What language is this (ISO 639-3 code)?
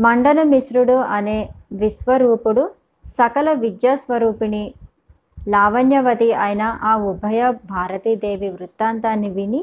tel